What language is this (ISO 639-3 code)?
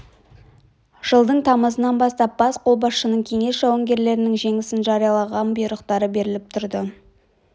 kaz